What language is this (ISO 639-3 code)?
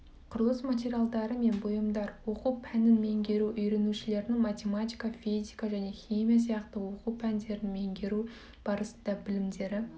kaz